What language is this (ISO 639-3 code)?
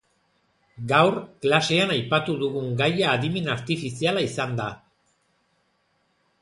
eus